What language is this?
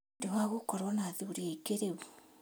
Kikuyu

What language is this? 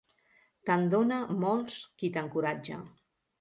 Catalan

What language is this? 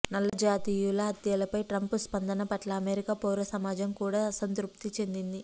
Telugu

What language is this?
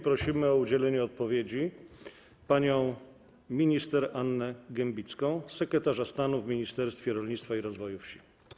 Polish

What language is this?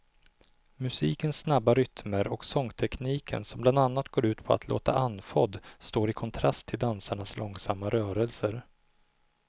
Swedish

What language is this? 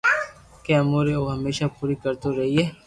Loarki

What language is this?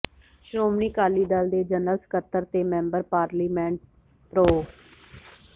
Punjabi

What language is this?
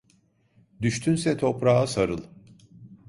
Turkish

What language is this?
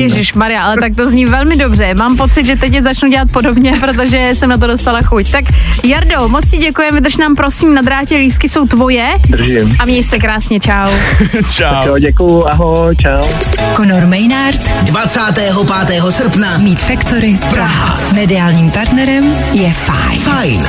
Czech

